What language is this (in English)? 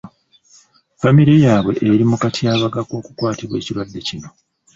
Ganda